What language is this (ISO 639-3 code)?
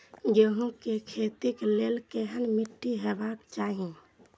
mai